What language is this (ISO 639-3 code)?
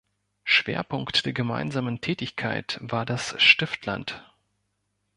deu